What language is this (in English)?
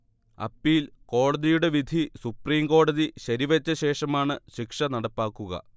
Malayalam